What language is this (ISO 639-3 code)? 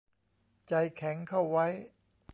tha